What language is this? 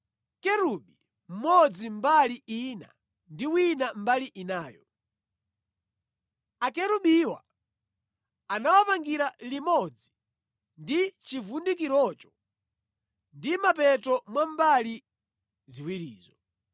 Nyanja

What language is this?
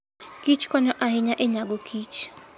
Luo (Kenya and Tanzania)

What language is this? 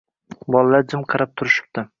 Uzbek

